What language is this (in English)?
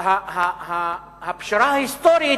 Hebrew